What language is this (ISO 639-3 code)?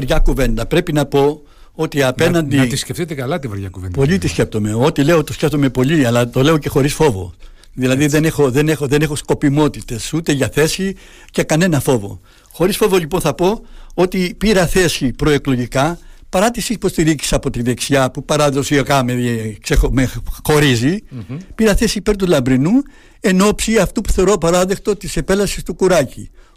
ell